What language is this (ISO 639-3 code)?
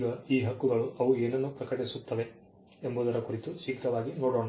kan